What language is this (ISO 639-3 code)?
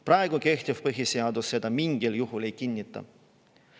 est